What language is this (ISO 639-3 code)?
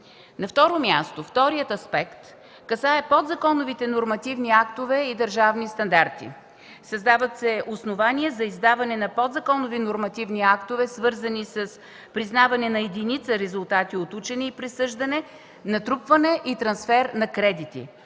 bul